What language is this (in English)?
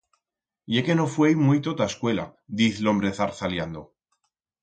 Aragonese